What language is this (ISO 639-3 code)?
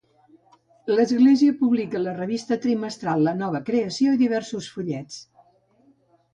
cat